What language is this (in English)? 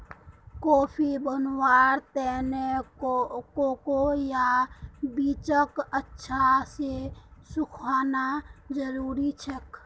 Magahi